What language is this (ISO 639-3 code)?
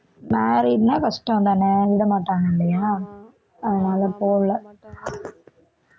tam